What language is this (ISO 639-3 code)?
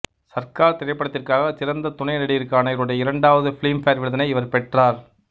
tam